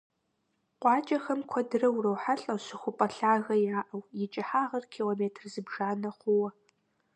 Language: Kabardian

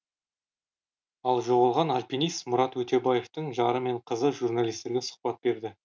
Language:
Kazakh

